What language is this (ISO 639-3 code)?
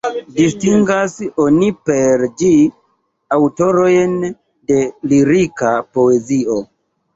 epo